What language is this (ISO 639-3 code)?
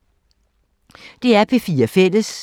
dan